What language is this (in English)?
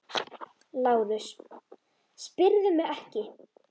Icelandic